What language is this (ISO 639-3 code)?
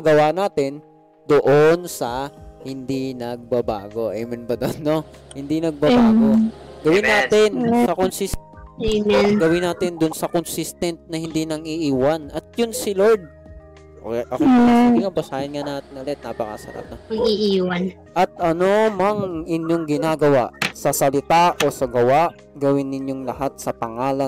fil